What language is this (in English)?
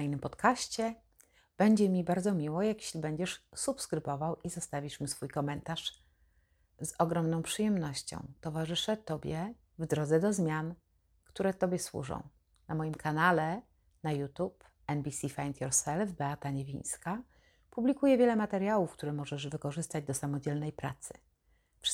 Polish